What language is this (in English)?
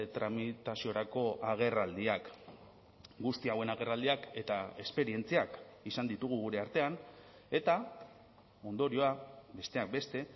Basque